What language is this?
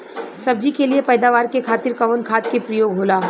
Bhojpuri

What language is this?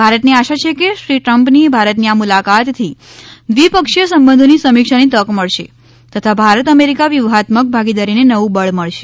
Gujarati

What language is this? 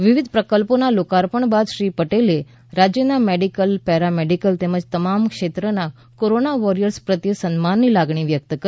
Gujarati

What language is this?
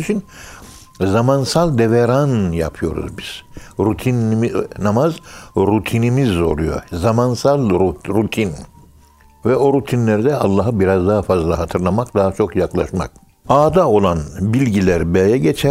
Turkish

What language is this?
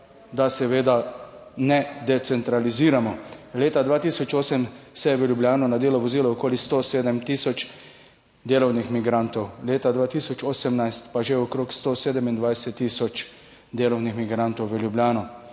Slovenian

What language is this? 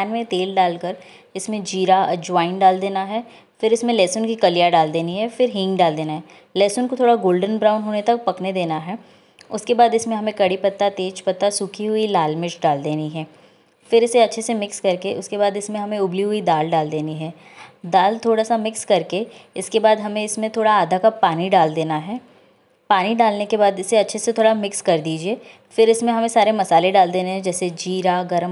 Hindi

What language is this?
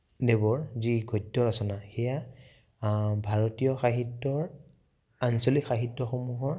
Assamese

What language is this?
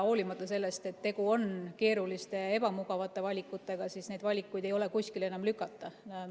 Estonian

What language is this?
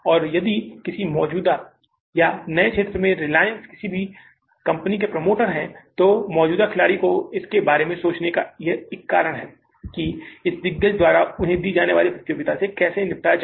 Hindi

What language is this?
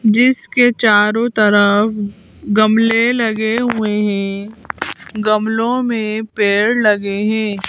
Hindi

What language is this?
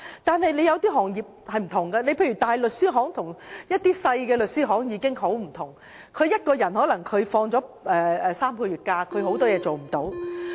Cantonese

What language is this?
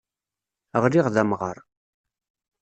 Kabyle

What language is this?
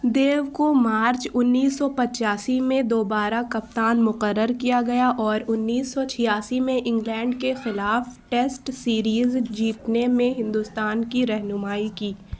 Urdu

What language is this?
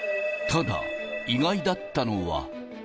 Japanese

